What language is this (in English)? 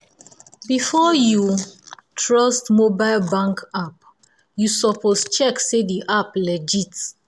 Nigerian Pidgin